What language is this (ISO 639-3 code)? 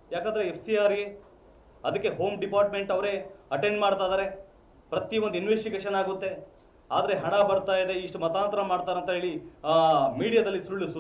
kan